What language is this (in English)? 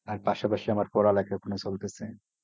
Bangla